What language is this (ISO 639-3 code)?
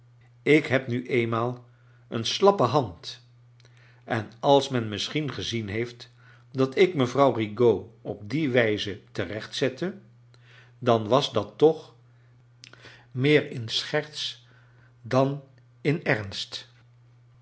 nld